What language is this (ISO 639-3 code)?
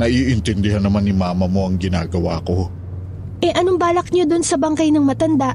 fil